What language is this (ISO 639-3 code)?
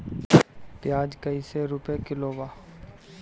bho